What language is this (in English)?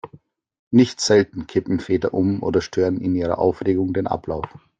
German